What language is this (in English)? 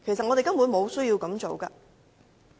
Cantonese